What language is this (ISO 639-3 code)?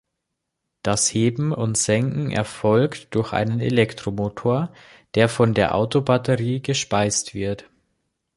deu